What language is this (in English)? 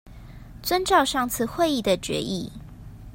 Chinese